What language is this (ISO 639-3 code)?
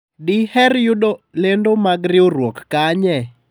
luo